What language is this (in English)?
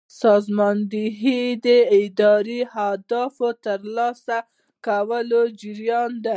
Pashto